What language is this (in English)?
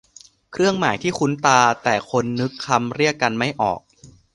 Thai